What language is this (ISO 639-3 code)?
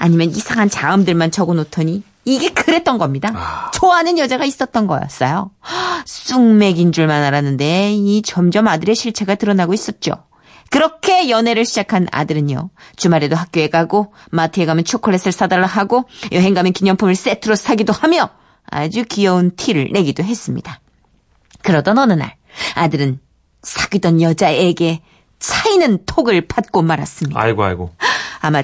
kor